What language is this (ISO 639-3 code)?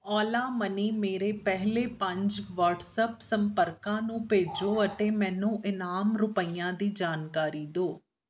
pan